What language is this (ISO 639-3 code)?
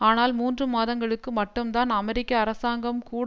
tam